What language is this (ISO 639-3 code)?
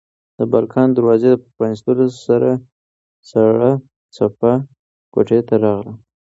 pus